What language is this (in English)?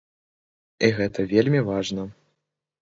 Belarusian